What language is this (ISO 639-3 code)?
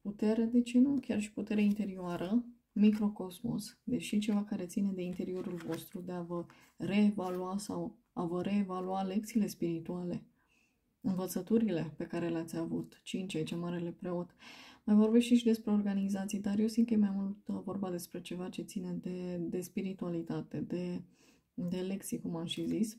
ron